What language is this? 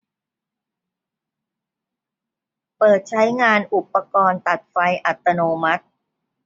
Thai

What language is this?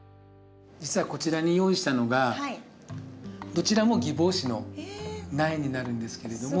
Japanese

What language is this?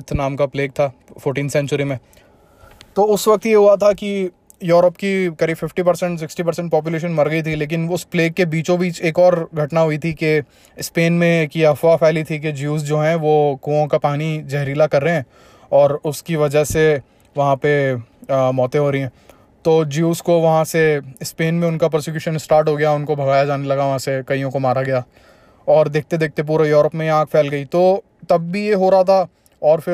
Hindi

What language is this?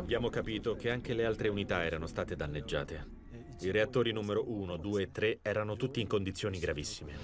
Italian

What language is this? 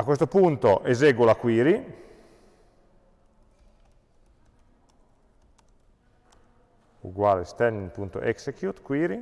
Italian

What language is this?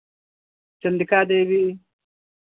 Hindi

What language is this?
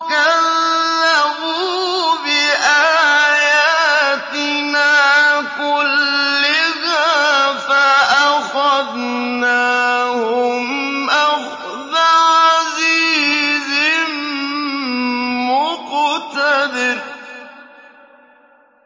Arabic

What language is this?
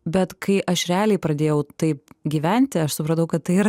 Lithuanian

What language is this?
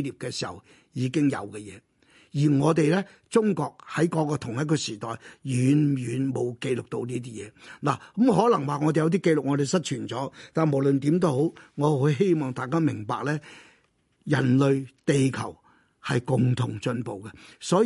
Chinese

